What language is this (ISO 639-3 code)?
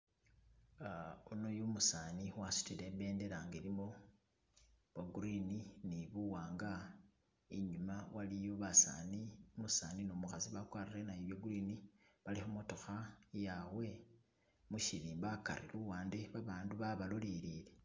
myx